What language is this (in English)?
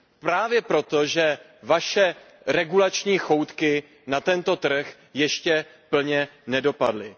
Czech